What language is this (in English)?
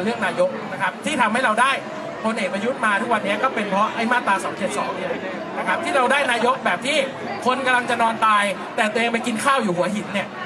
Thai